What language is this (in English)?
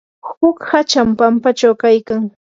Yanahuanca Pasco Quechua